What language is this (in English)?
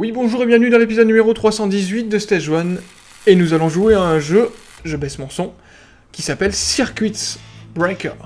French